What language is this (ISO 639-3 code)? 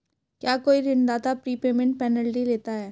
hin